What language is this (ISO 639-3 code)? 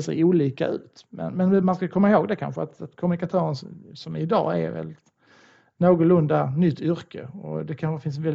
swe